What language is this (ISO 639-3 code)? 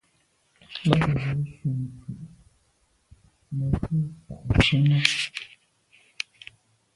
byv